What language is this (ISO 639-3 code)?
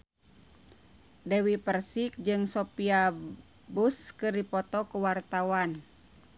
sun